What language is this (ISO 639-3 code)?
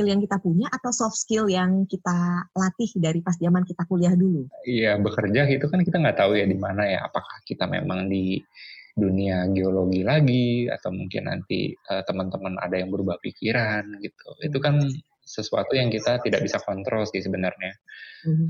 ind